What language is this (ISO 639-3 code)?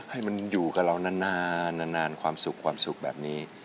tha